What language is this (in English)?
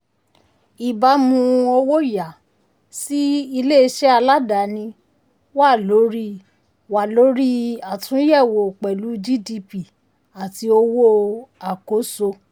Yoruba